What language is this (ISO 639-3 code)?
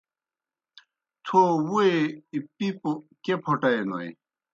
plk